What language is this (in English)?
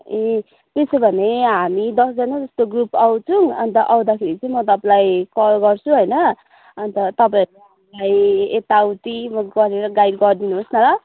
Nepali